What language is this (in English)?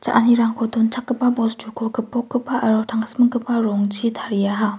Garo